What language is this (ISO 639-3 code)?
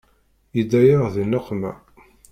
kab